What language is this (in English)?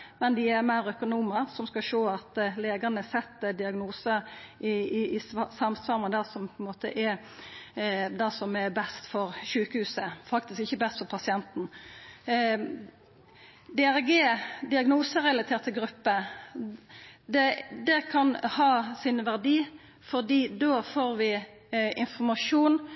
Norwegian Nynorsk